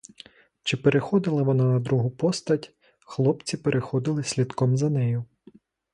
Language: Ukrainian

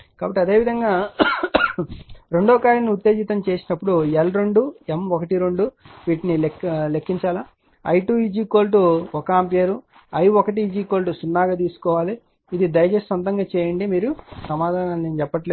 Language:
Telugu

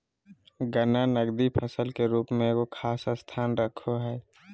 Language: Magahi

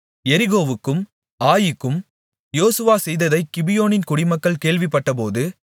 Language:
Tamil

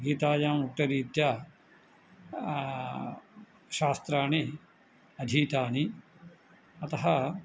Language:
Sanskrit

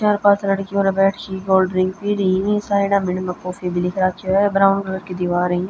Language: Haryanvi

